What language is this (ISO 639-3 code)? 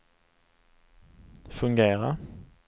swe